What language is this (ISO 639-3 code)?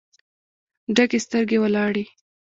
pus